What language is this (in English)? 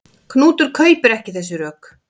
Icelandic